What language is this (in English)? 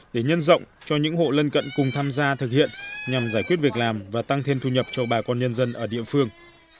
Vietnamese